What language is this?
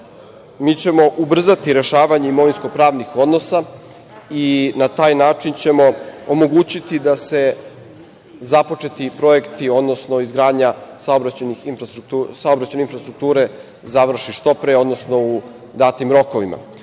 Serbian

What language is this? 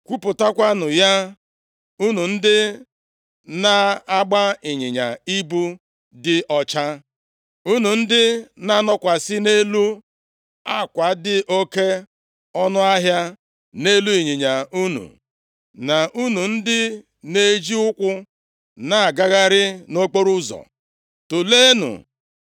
Igbo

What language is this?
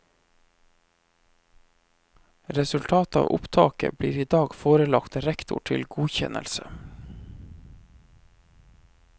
Norwegian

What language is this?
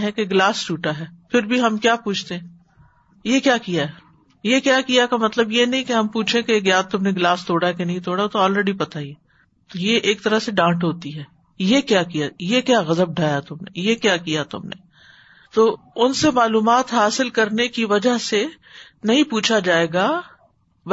Urdu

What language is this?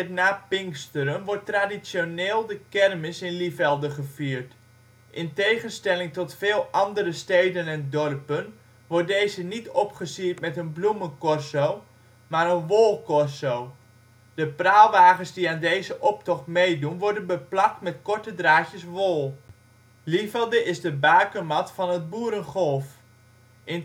Dutch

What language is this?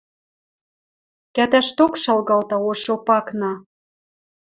Western Mari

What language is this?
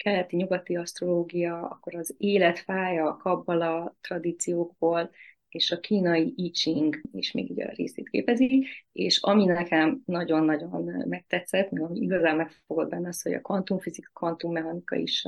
Hungarian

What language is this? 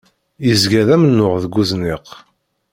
Kabyle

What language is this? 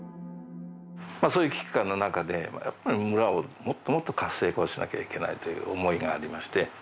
Japanese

